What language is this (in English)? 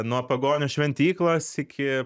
Lithuanian